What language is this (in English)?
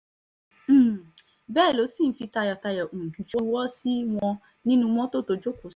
Yoruba